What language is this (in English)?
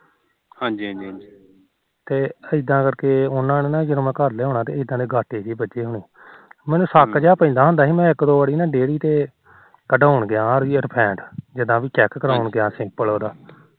Punjabi